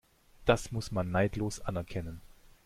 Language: German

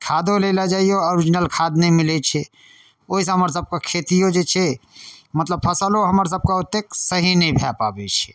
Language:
Maithili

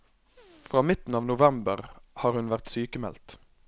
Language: Norwegian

